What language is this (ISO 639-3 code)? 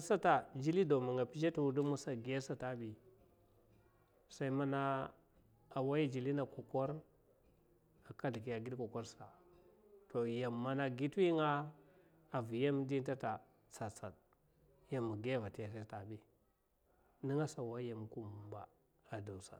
maf